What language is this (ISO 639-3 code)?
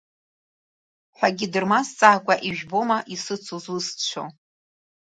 abk